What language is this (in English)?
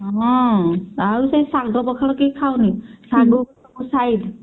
Odia